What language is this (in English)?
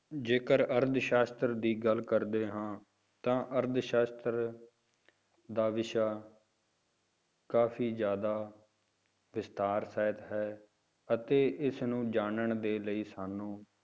Punjabi